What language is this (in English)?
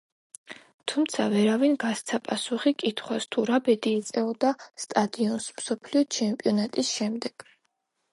Georgian